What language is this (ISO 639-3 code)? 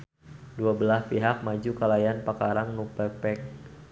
sun